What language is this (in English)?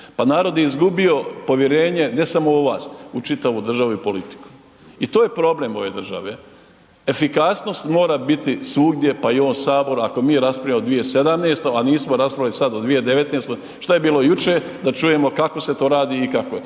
Croatian